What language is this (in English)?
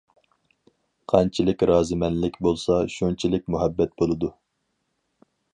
Uyghur